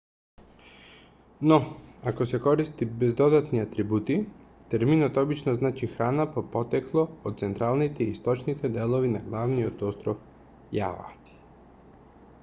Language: Macedonian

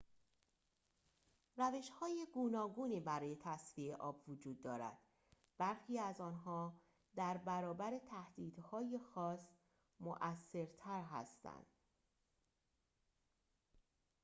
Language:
Persian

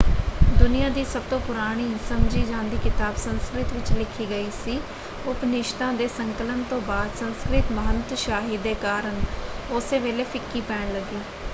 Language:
Punjabi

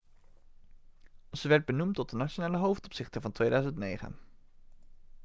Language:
Dutch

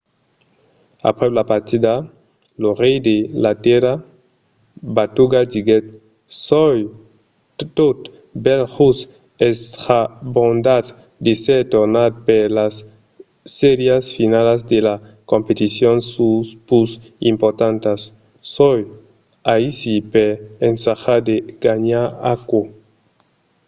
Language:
Occitan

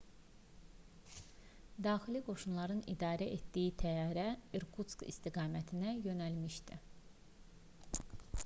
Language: Azerbaijani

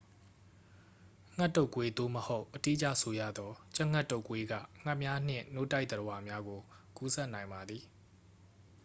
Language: Burmese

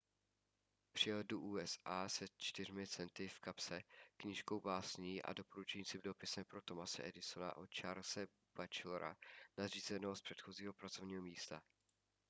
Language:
Czech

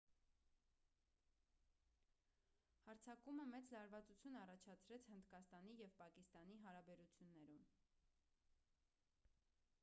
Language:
Armenian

